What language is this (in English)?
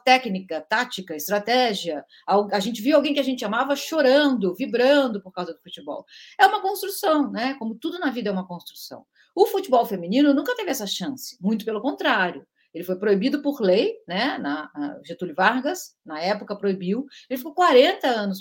Portuguese